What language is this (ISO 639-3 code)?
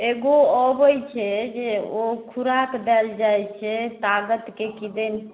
mai